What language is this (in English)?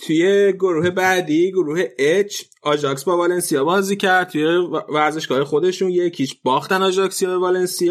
Persian